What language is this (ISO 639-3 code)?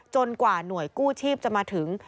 tha